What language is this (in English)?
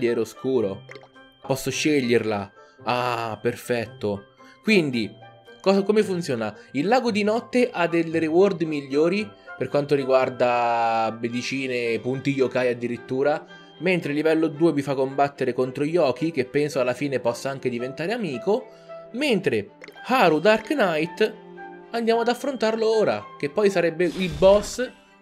Italian